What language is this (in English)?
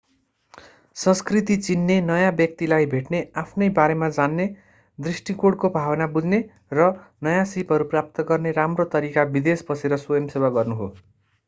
Nepali